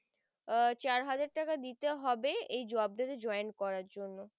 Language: Bangla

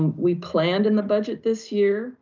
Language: English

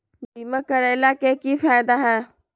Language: Magahi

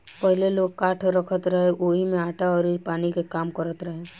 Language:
Bhojpuri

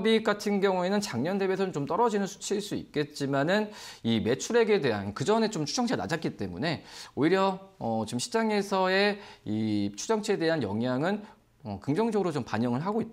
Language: Korean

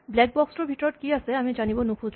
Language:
Assamese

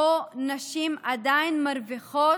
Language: Hebrew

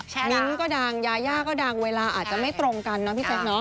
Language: Thai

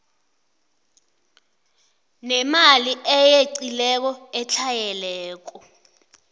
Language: South Ndebele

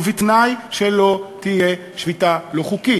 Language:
Hebrew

